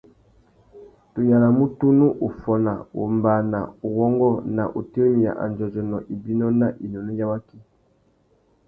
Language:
Tuki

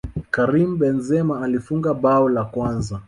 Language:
Swahili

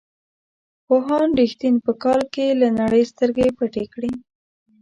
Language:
Pashto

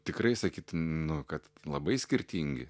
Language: Lithuanian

